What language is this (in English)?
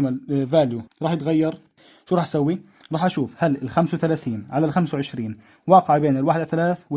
Arabic